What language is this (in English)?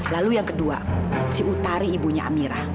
Indonesian